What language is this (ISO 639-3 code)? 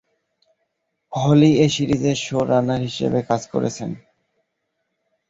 ben